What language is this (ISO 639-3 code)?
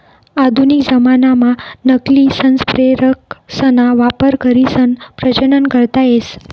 mar